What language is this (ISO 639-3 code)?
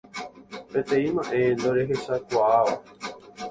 grn